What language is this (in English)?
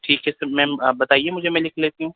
Urdu